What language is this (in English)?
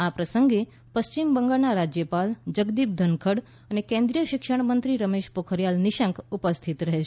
Gujarati